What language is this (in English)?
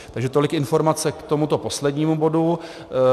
Czech